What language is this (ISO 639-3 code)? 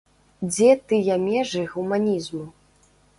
bel